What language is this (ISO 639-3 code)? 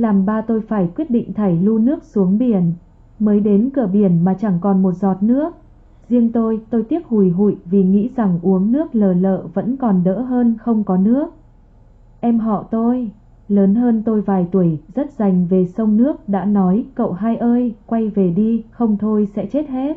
vie